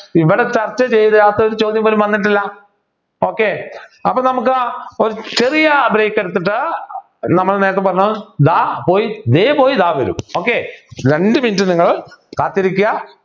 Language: Malayalam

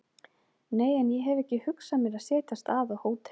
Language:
Icelandic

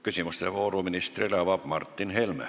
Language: Estonian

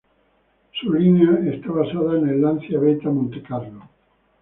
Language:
Spanish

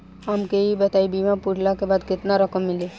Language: Bhojpuri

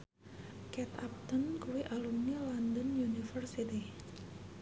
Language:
Javanese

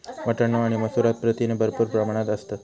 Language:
Marathi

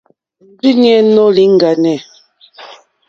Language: Mokpwe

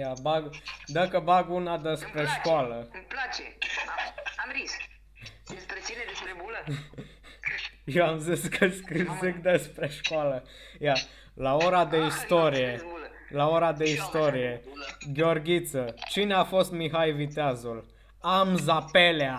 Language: Romanian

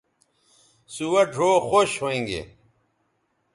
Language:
Bateri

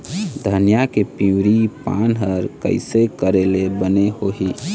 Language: Chhattisgarhi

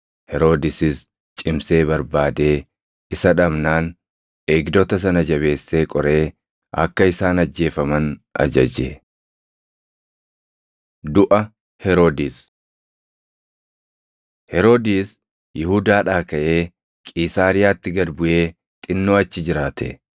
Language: Oromo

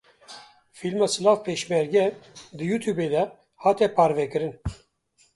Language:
Kurdish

